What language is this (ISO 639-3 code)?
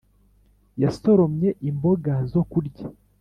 kin